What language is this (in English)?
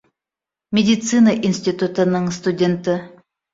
Bashkir